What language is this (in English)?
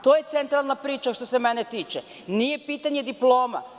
Serbian